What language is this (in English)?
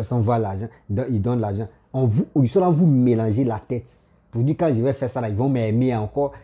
French